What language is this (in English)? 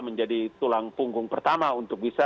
Indonesian